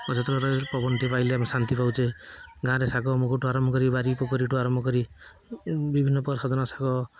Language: Odia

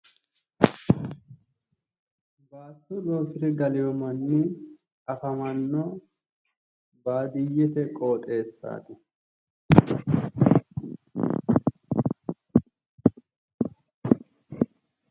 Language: Sidamo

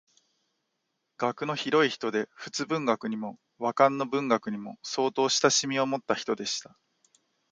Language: Japanese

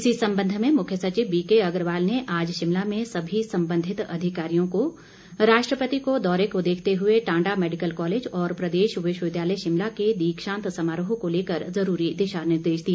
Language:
Hindi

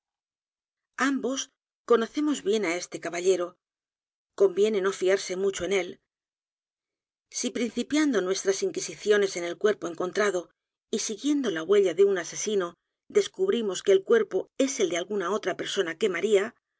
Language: Spanish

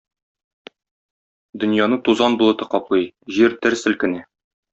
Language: Tatar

